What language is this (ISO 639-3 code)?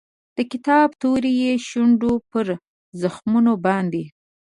pus